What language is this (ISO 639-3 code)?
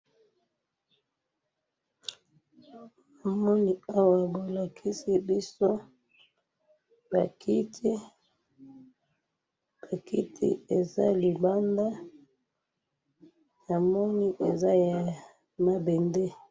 lin